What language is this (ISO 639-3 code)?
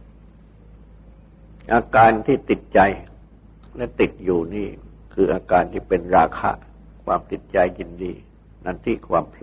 tha